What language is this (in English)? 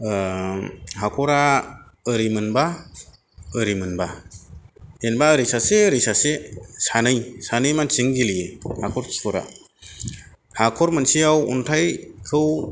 Bodo